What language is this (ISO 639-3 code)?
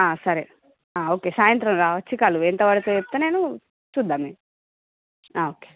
tel